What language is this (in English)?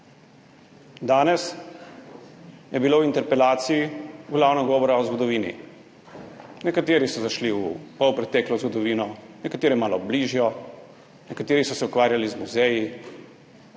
Slovenian